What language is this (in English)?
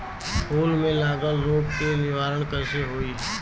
Bhojpuri